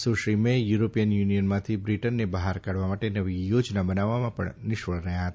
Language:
Gujarati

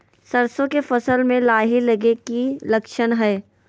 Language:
Magahi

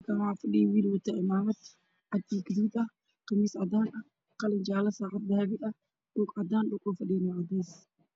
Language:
Somali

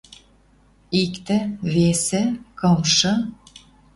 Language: Western Mari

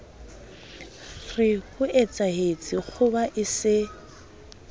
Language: Southern Sotho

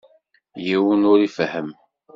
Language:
Kabyle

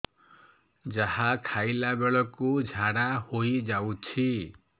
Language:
Odia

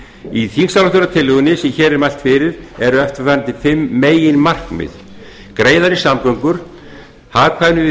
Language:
Icelandic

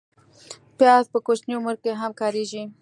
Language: Pashto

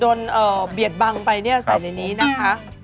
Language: Thai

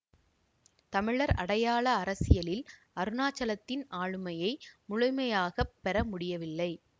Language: Tamil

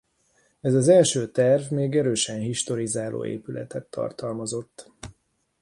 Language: Hungarian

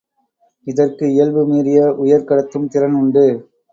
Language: Tamil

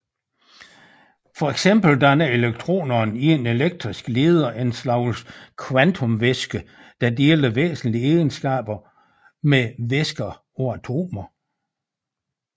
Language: Danish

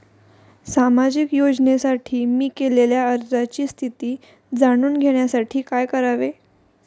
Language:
Marathi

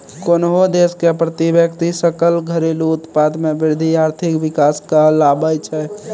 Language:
Maithili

